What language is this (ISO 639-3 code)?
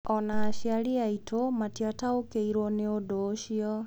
kik